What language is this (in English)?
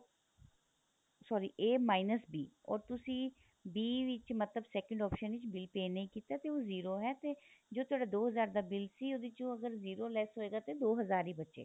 Punjabi